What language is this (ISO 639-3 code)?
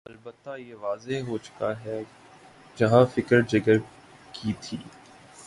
urd